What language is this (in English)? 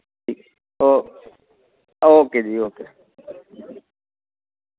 Dogri